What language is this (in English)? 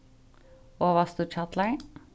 Faroese